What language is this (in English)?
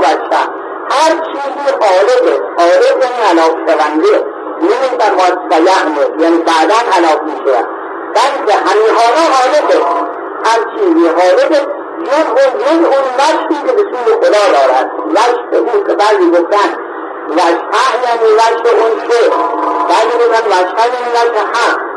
Persian